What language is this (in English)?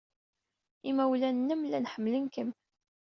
Kabyle